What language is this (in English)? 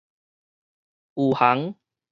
Min Nan Chinese